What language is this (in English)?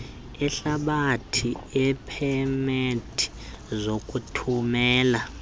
Xhosa